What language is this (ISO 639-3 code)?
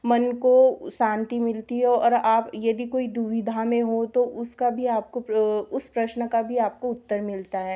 hin